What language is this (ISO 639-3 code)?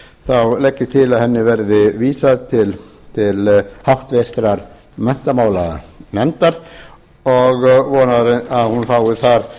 isl